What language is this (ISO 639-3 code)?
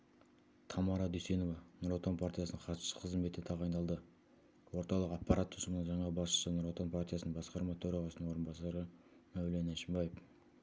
kaz